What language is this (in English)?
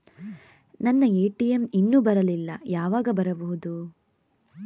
Kannada